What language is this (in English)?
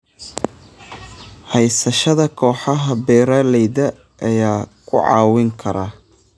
Somali